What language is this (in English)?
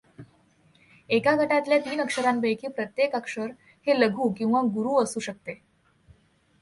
Marathi